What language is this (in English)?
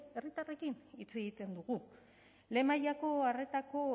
Basque